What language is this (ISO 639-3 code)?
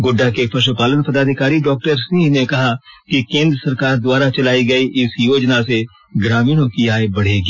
hin